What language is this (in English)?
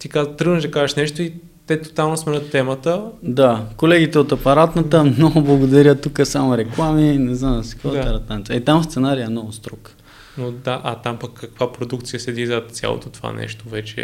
Bulgarian